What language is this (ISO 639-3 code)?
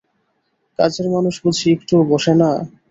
ben